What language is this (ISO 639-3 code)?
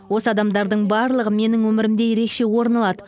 kaz